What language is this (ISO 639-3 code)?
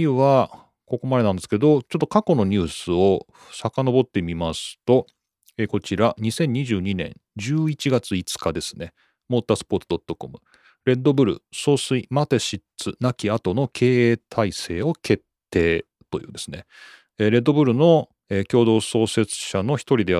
jpn